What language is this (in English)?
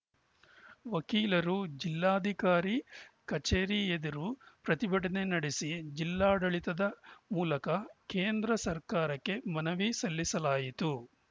Kannada